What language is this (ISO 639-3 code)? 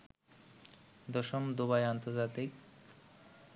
ben